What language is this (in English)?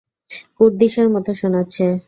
Bangla